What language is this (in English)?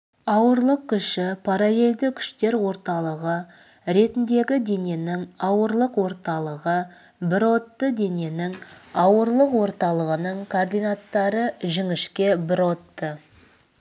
Kazakh